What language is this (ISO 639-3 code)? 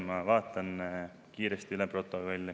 est